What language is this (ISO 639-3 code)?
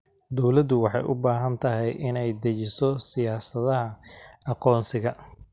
som